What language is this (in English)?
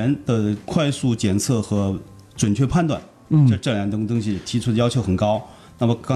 Chinese